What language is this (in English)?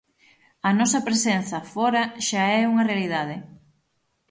Galician